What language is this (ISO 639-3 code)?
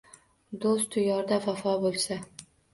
uzb